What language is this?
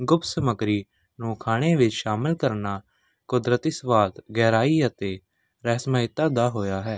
Punjabi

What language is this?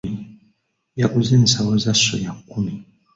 Ganda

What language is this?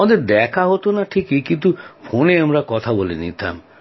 Bangla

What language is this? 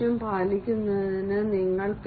Malayalam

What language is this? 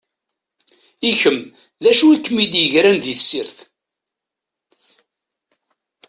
Kabyle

